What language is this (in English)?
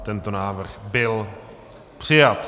Czech